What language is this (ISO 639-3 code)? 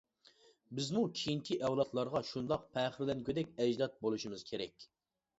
uig